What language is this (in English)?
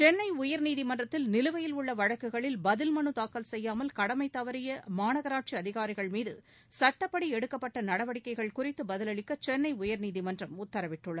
Tamil